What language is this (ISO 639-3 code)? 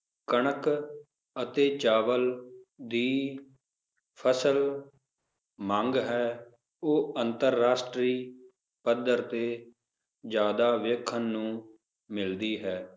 pan